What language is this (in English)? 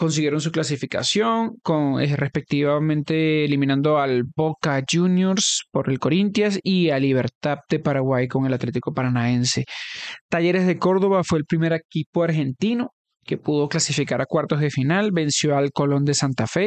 Spanish